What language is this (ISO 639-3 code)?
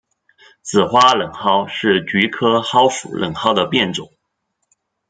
zho